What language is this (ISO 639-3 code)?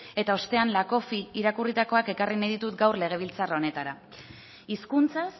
eus